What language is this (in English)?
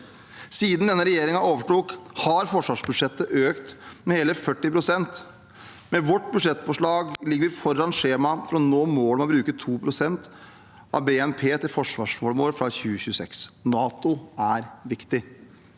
Norwegian